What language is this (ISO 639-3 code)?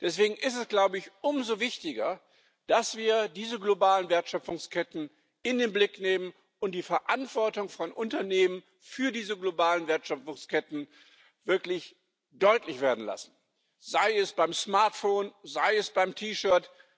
deu